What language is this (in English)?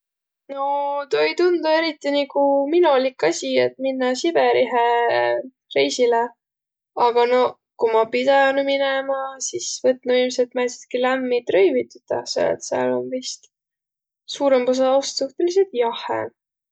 Võro